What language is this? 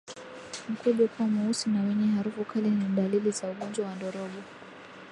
Swahili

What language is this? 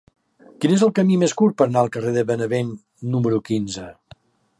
Catalan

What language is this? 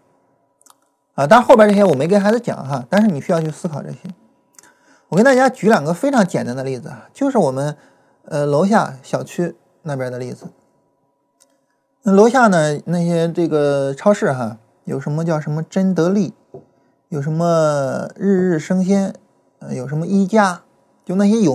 Chinese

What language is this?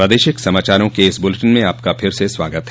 Hindi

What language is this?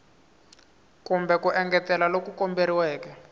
Tsonga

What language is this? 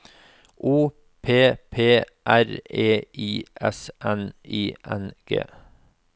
Norwegian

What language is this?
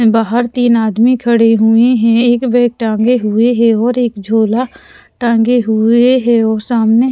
Hindi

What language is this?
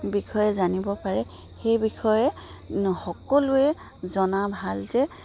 Assamese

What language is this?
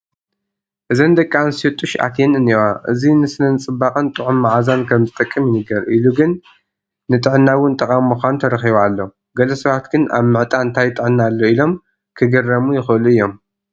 Tigrinya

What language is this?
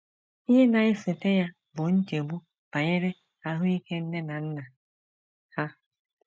Igbo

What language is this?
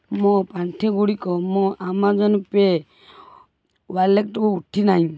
Odia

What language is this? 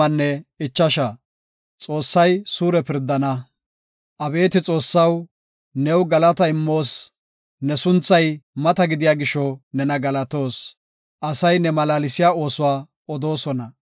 Gofa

